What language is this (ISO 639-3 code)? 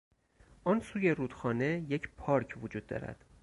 fas